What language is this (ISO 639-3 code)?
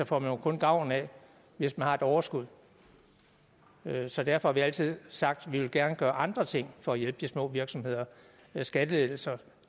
dan